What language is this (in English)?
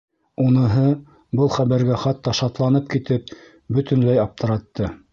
Bashkir